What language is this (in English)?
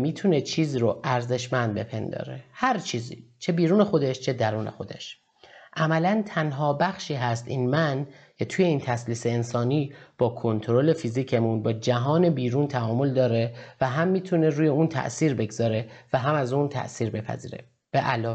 Persian